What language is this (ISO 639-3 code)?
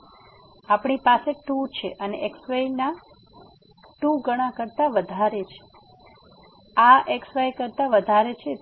guj